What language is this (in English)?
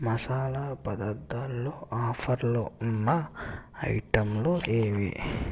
Telugu